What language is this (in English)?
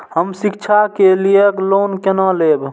Maithili